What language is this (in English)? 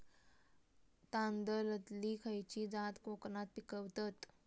Marathi